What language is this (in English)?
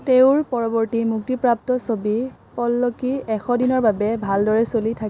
Assamese